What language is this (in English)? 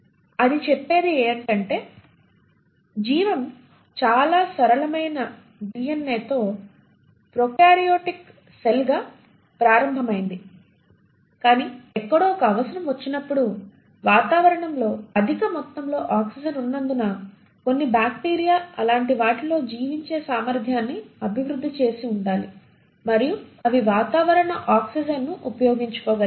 Telugu